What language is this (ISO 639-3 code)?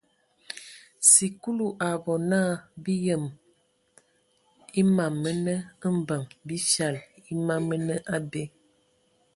ewo